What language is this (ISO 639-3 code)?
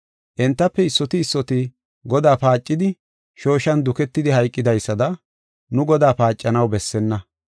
gof